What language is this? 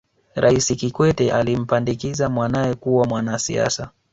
Swahili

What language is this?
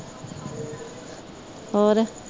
Punjabi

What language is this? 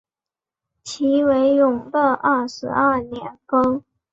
Chinese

